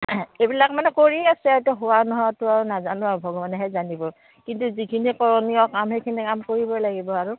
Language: Assamese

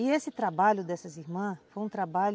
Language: Portuguese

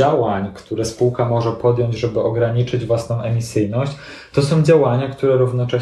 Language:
Polish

